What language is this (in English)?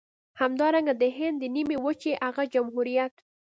Pashto